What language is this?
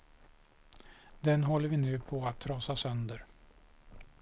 Swedish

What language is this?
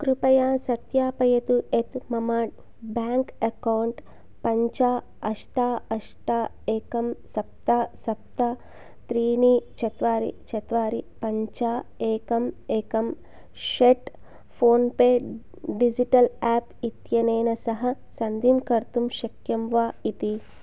Sanskrit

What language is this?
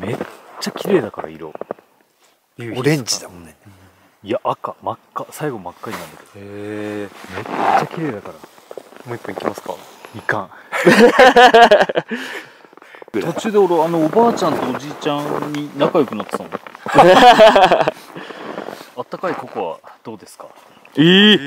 Japanese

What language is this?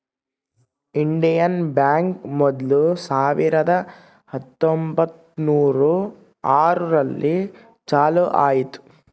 Kannada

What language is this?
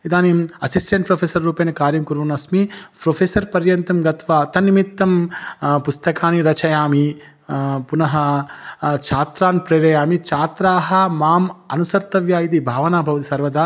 Sanskrit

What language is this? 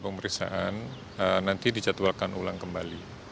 Indonesian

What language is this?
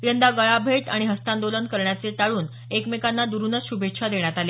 Marathi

